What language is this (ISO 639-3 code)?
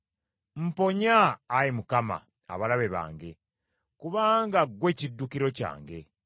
lug